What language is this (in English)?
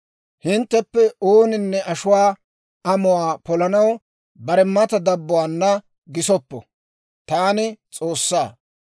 Dawro